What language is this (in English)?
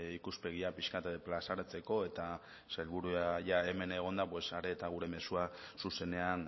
Basque